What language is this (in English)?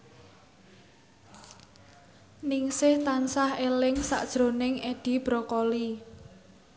Javanese